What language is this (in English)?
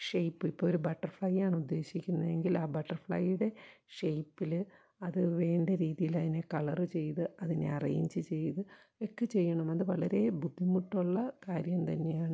Malayalam